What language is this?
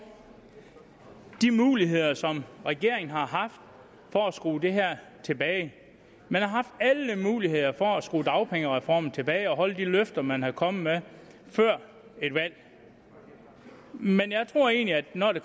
Danish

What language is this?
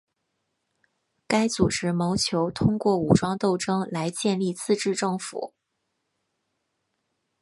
Chinese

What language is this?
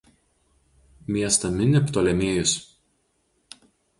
Lithuanian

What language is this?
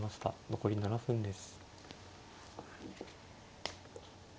Japanese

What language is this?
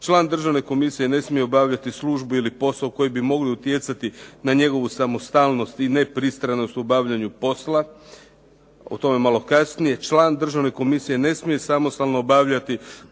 Croatian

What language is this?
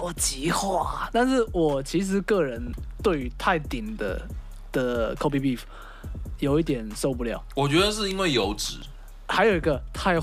Chinese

